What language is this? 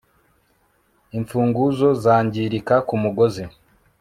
Kinyarwanda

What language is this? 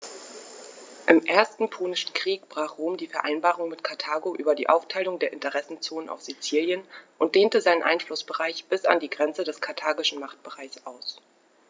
German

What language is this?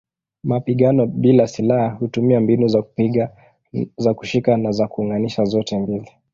Swahili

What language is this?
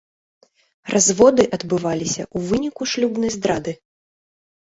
Belarusian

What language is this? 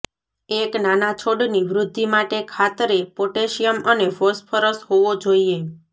Gujarati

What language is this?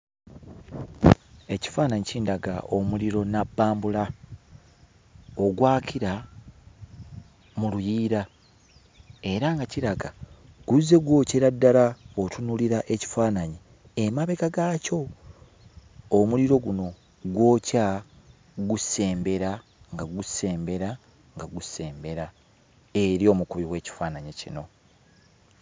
Ganda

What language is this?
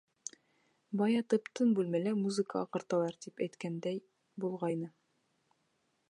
Bashkir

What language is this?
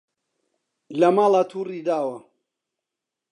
Central Kurdish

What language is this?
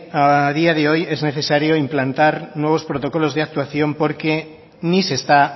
Spanish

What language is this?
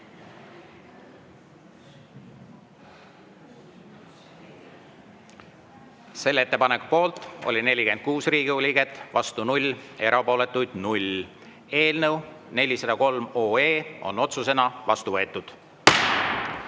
Estonian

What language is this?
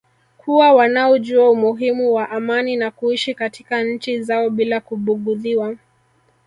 Swahili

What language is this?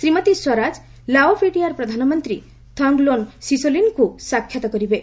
Odia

